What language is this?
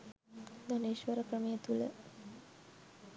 Sinhala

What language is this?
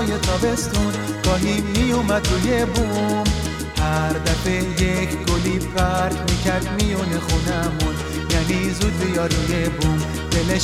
Persian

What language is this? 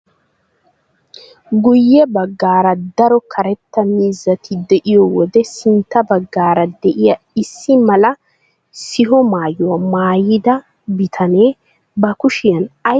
Wolaytta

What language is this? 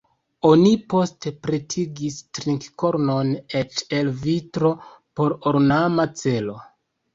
Esperanto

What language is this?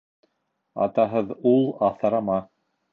Bashkir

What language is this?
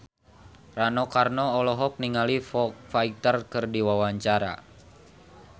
Sundanese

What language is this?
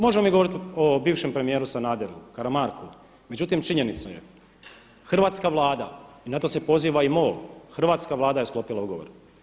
Croatian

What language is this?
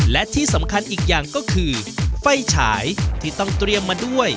Thai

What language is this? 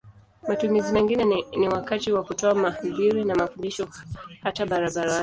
Swahili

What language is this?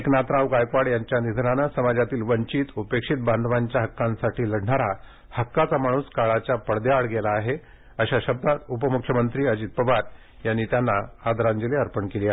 Marathi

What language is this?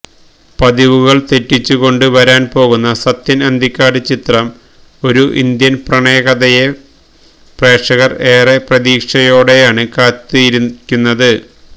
Malayalam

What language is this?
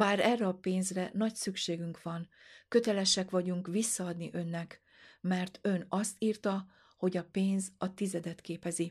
Hungarian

